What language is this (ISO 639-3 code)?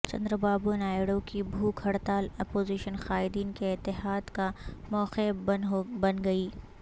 urd